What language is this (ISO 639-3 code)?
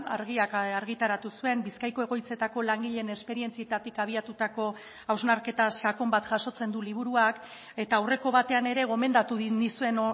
eus